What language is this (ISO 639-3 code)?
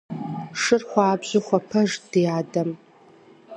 kbd